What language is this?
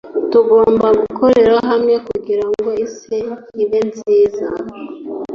Kinyarwanda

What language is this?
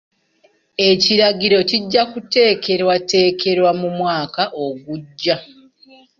Ganda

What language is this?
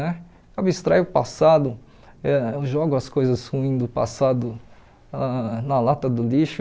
Portuguese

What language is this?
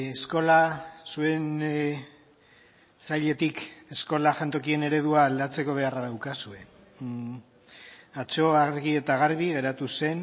Basque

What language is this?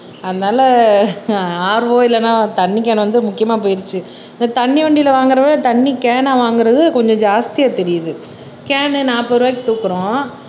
Tamil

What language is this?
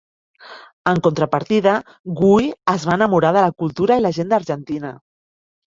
Catalan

